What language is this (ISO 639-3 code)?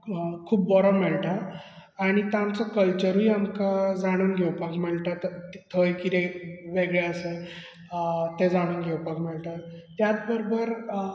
kok